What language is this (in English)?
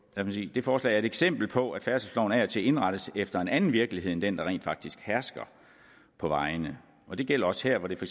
Danish